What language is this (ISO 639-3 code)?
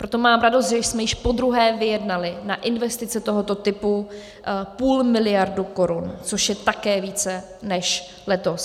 ces